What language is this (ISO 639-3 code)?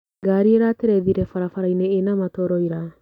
kik